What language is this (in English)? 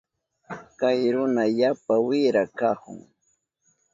Southern Pastaza Quechua